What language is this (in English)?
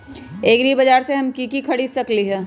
Magahi